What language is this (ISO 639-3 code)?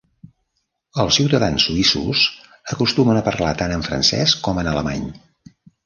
cat